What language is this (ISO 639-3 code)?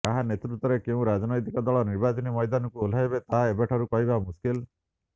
ori